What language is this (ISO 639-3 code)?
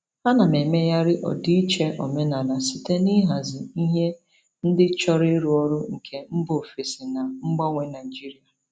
ibo